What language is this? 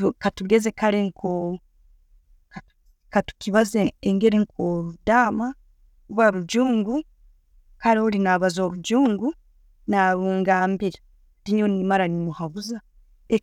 Tooro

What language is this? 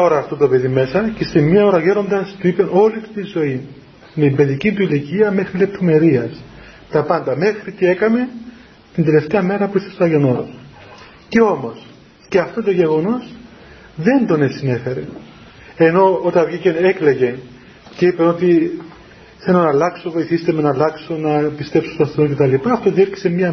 Greek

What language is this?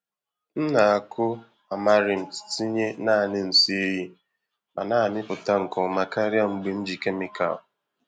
Igbo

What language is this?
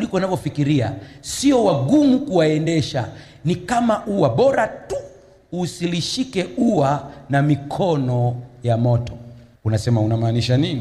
Swahili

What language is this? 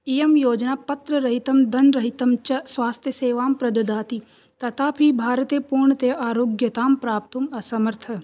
Sanskrit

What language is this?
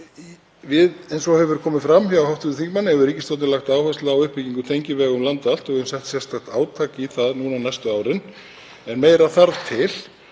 Icelandic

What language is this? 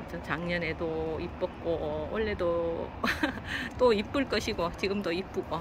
Korean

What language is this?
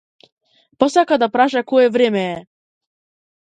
Macedonian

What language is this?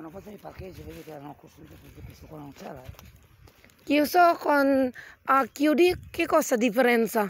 Indonesian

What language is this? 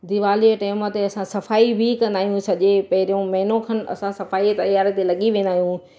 Sindhi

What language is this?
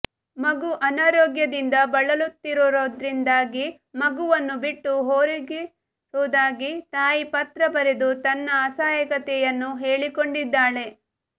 Kannada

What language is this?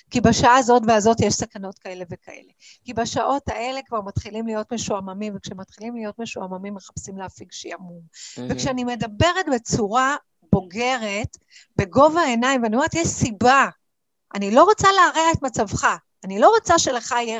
Hebrew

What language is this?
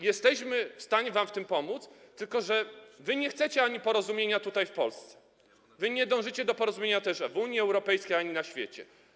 Polish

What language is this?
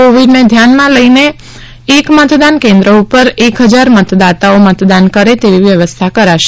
Gujarati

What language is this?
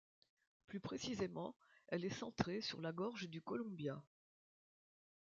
French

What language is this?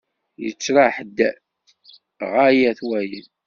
Kabyle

